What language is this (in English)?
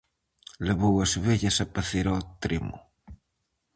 Galician